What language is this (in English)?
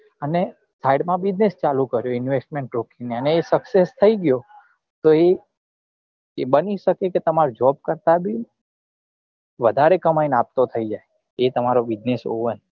Gujarati